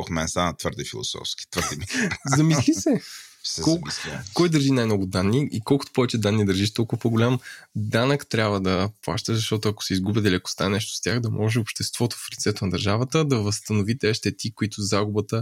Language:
Bulgarian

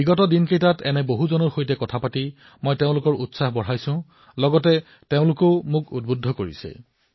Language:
Assamese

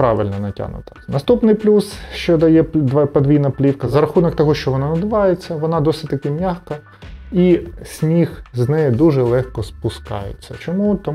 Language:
Ukrainian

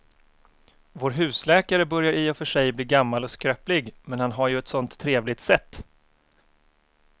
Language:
Swedish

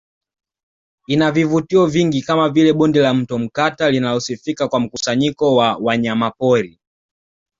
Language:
Swahili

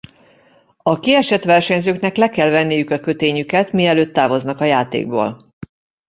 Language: Hungarian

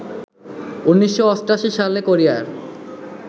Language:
Bangla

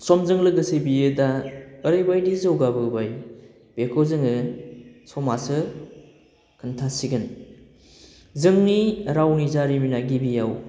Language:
Bodo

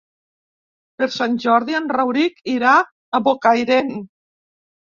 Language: Catalan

